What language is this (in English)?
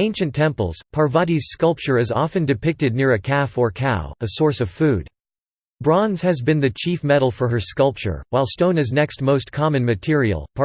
English